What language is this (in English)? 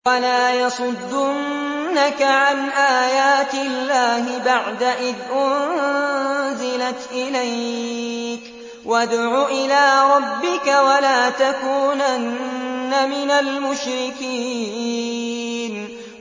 Arabic